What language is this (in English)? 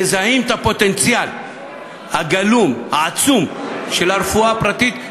Hebrew